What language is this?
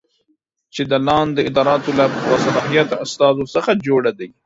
Pashto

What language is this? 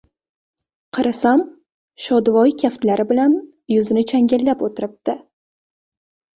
Uzbek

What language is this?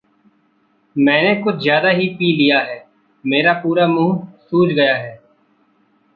Hindi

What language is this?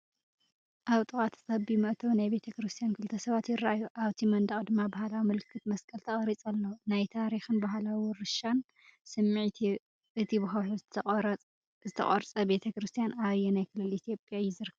Tigrinya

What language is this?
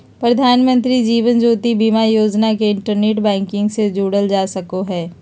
Magahi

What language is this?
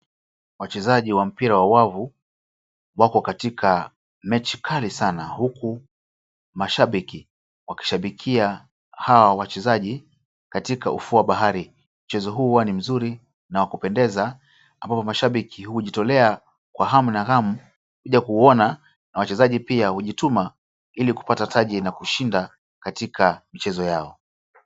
Swahili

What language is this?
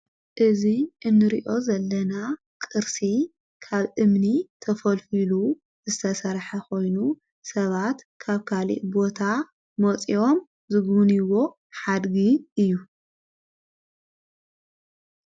Tigrinya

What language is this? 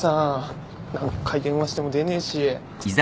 Japanese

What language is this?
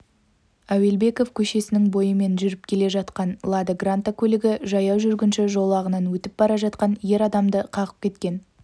Kazakh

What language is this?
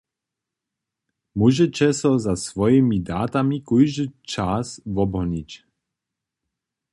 Upper Sorbian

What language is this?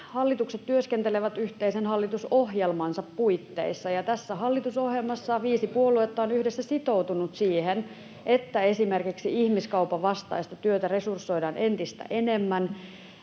Finnish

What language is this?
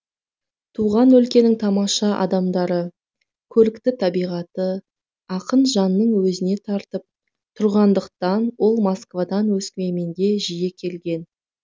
Kazakh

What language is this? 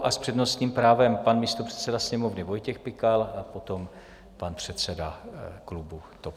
Czech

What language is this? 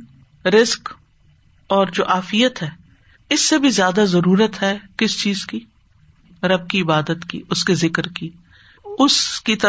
Urdu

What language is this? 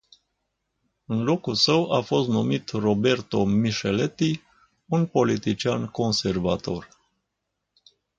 Romanian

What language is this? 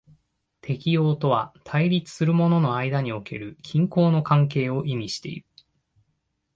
Japanese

